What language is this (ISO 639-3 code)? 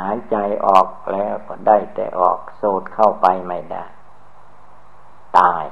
tha